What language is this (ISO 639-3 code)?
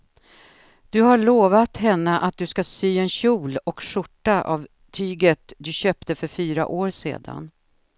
swe